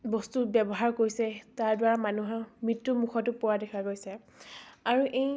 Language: Assamese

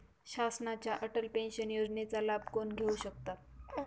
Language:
Marathi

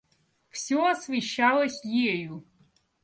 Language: Russian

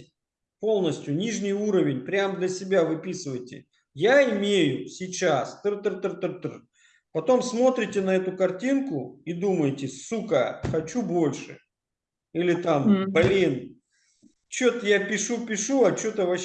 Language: Russian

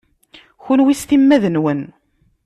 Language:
Kabyle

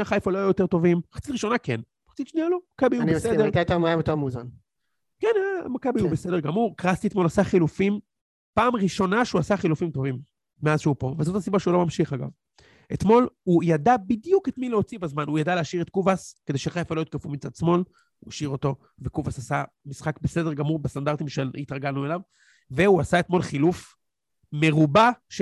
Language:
Hebrew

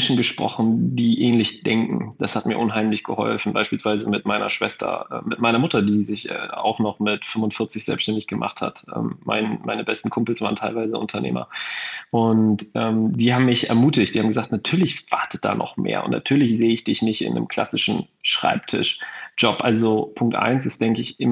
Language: German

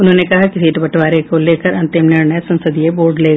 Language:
Hindi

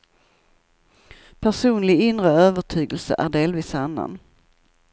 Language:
Swedish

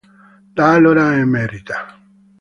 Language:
Italian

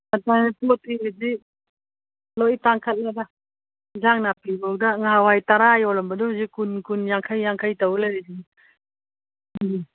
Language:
Manipuri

